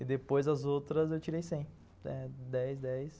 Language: Portuguese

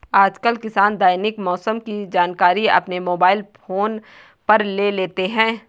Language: Hindi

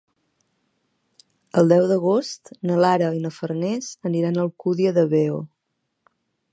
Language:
Catalan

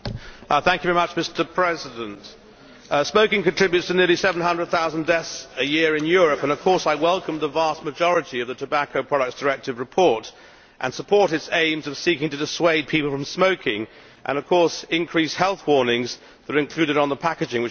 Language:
English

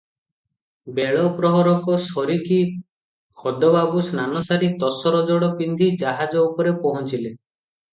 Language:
Odia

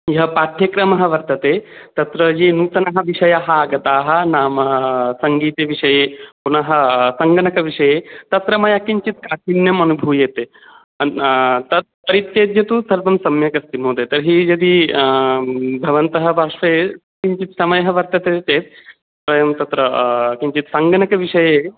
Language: Sanskrit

